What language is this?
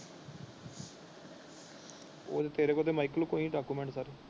Punjabi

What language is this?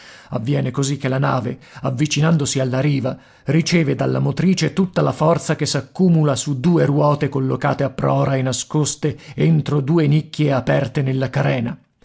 Italian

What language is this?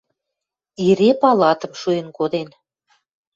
Western Mari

